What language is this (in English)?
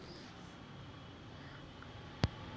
Chhattisgarhi